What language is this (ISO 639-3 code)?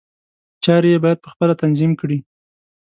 pus